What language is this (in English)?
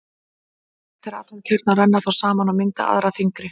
Icelandic